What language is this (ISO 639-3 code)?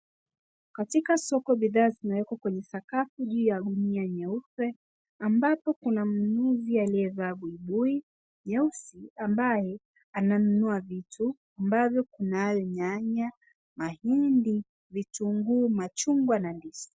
swa